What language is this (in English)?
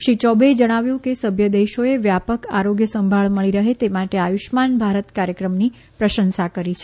Gujarati